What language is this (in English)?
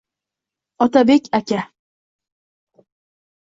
Uzbek